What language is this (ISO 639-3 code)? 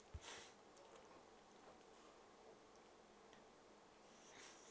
eng